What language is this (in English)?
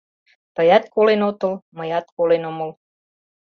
Mari